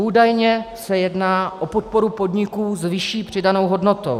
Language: Czech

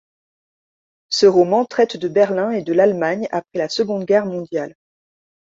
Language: French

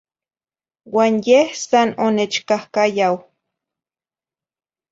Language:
Zacatlán-Ahuacatlán-Tepetzintla Nahuatl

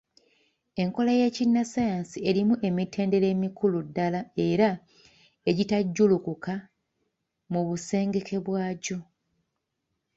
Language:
Ganda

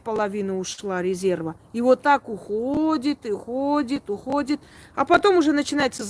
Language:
Russian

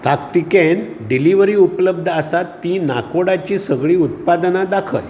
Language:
Konkani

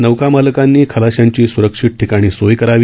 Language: Marathi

